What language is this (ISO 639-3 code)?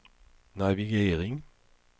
swe